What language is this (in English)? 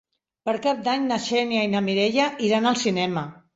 Catalan